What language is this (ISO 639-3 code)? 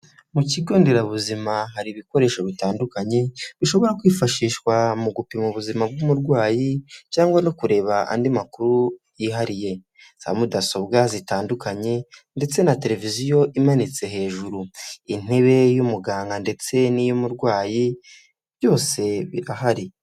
kin